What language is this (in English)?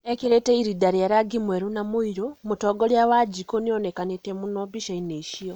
Kikuyu